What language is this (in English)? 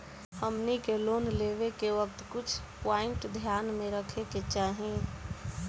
Bhojpuri